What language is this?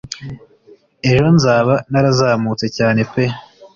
Kinyarwanda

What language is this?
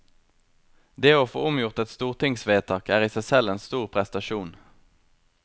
Norwegian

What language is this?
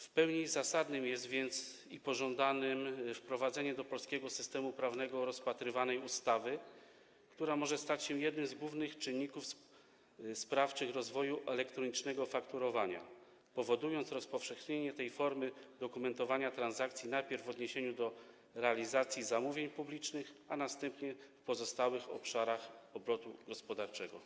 Polish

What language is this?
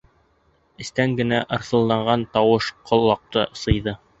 Bashkir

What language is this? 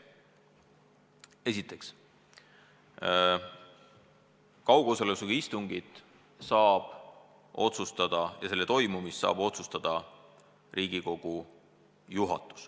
Estonian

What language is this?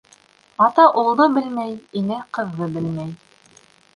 Bashkir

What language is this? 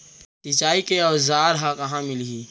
Chhattisgarhi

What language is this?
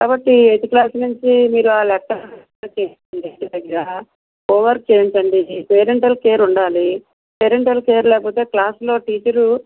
Telugu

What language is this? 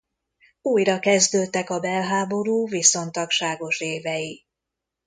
Hungarian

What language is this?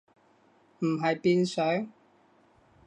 Cantonese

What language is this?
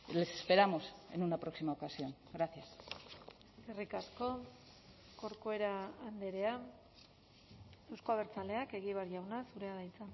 Basque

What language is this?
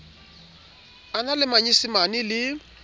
Southern Sotho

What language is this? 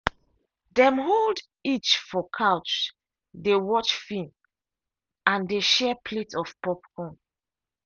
Nigerian Pidgin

